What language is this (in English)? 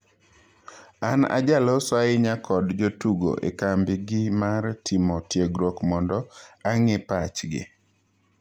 Luo (Kenya and Tanzania)